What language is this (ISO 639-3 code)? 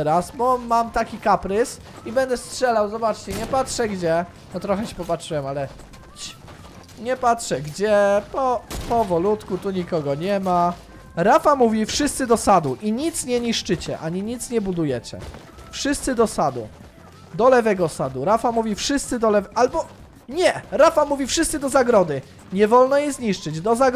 pol